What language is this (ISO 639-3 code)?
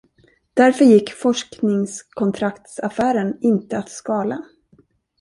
swe